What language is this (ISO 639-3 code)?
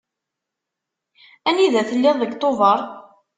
kab